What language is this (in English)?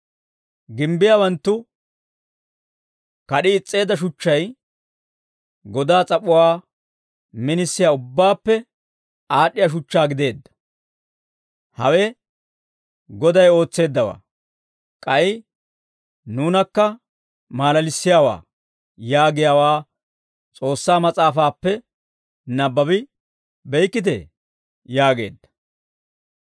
Dawro